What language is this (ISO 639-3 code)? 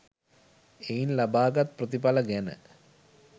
sin